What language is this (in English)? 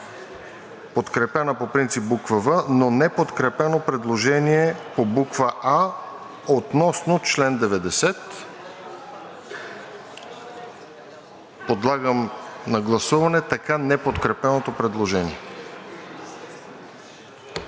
Bulgarian